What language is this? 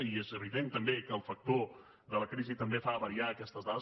Catalan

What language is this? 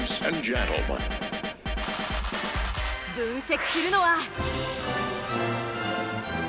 Japanese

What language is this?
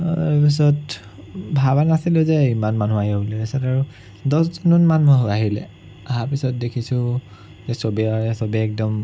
Assamese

